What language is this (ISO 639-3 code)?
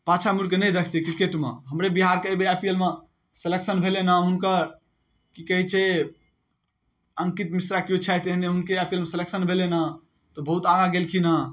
mai